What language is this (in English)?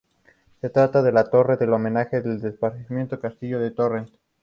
Spanish